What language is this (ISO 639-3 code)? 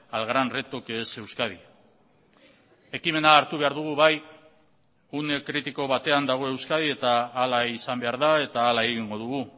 eus